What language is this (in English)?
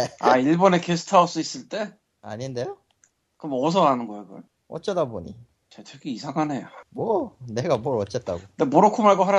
Korean